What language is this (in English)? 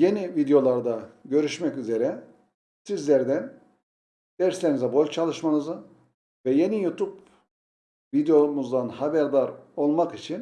Turkish